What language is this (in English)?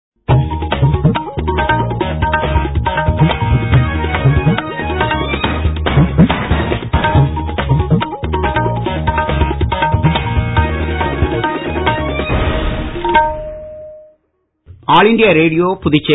Tamil